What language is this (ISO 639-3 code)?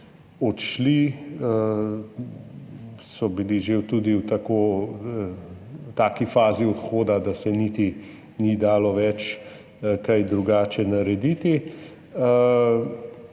slv